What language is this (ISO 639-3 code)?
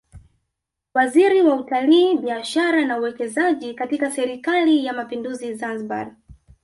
swa